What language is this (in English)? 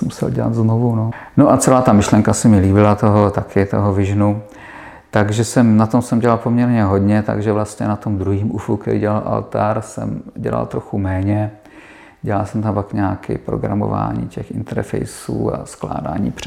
Czech